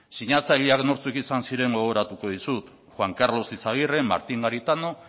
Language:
Basque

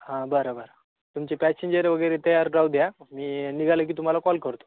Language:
Marathi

